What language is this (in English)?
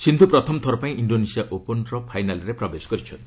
Odia